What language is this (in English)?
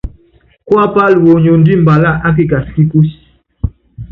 Yangben